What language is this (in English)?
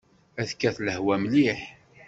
Kabyle